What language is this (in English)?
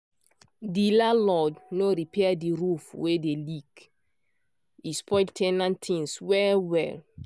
Nigerian Pidgin